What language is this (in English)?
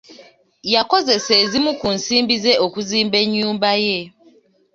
Ganda